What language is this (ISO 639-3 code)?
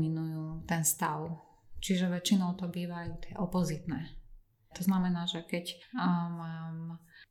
slk